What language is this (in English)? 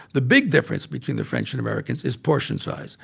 English